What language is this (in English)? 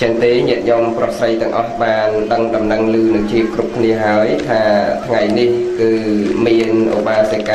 Vietnamese